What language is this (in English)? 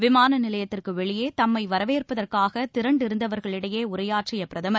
Tamil